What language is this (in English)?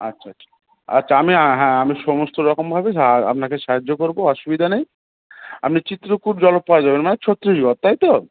Bangla